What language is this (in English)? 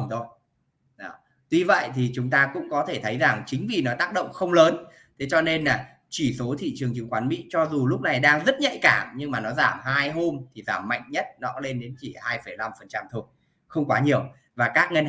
Vietnamese